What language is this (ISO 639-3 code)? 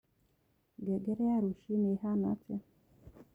kik